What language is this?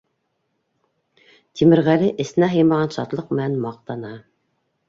Bashkir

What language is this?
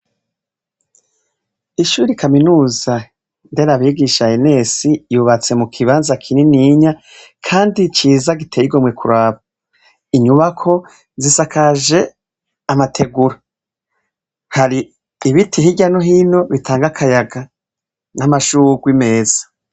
Rundi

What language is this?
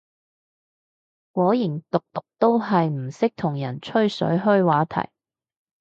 Cantonese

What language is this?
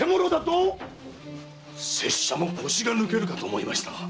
Japanese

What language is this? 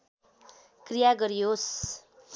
Nepali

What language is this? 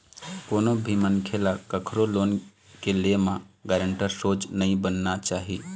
Chhattisgarhi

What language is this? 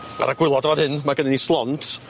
Welsh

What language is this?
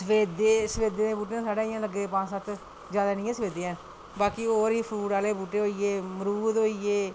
Dogri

